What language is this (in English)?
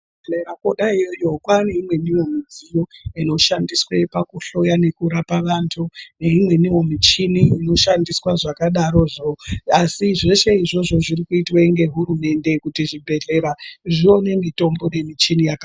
Ndau